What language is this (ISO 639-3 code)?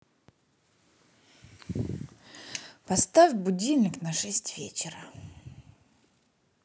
rus